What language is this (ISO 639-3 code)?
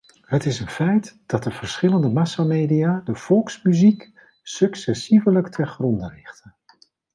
nld